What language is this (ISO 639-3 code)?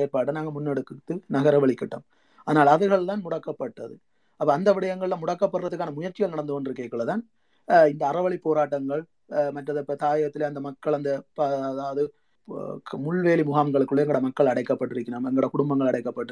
tam